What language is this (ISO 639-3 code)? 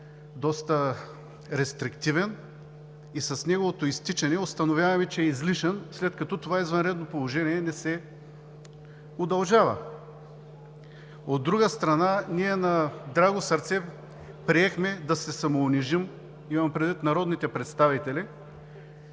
bul